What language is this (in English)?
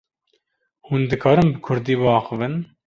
Kurdish